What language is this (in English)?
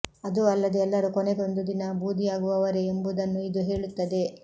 Kannada